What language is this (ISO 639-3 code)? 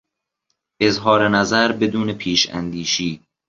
fas